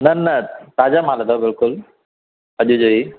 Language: Sindhi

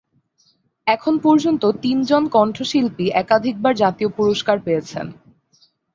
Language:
Bangla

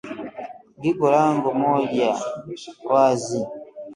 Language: Swahili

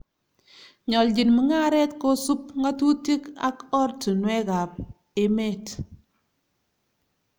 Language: Kalenjin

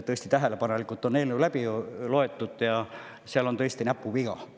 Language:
Estonian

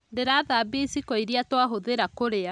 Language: Kikuyu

